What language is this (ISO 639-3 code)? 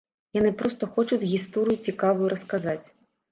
bel